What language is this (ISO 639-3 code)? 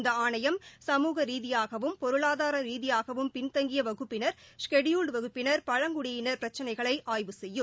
tam